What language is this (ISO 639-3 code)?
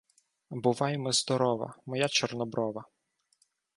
ukr